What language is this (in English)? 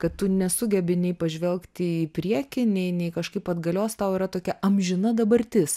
Lithuanian